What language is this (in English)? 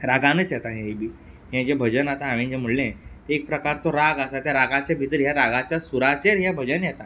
Konkani